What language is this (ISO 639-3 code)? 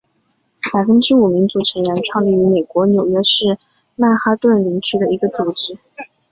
zho